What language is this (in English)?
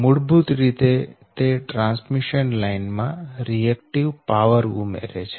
Gujarati